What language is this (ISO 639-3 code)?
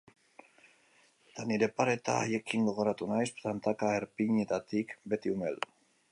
eus